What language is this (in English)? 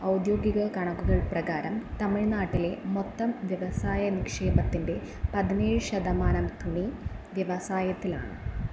Malayalam